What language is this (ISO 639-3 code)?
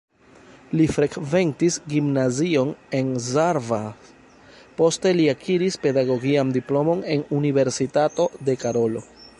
epo